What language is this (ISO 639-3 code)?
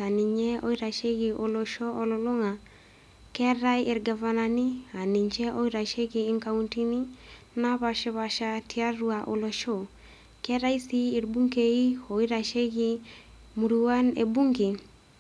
mas